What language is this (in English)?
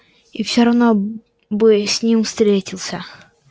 Russian